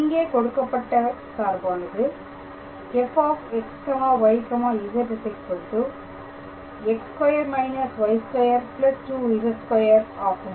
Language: Tamil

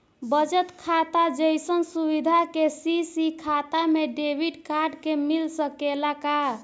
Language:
Bhojpuri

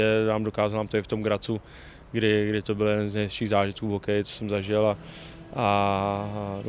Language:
Czech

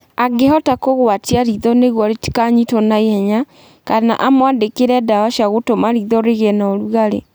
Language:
Kikuyu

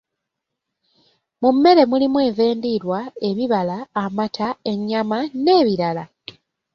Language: Ganda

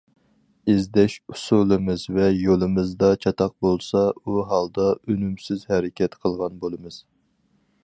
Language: Uyghur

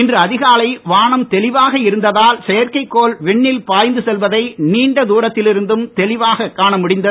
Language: Tamil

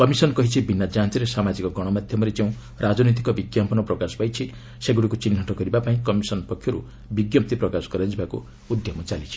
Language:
Odia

